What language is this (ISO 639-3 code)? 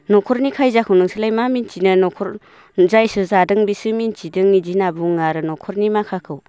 brx